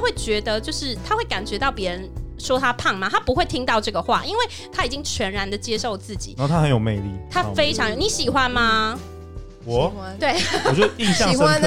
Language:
Chinese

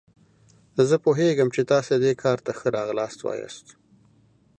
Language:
Pashto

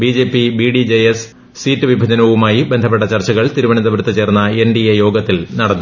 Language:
Malayalam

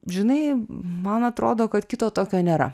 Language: Lithuanian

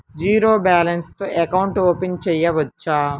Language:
Telugu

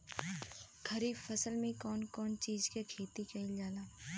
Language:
Bhojpuri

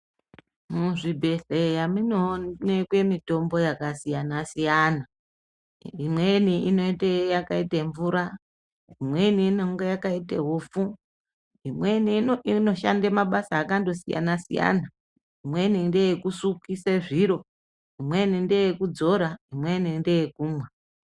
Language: Ndau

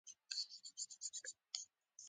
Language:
Pashto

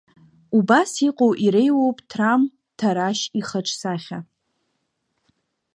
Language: Abkhazian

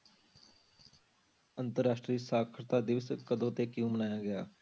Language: Punjabi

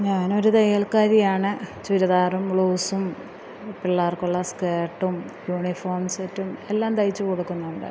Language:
Malayalam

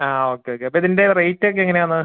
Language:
Malayalam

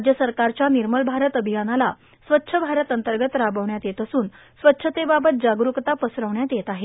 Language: Marathi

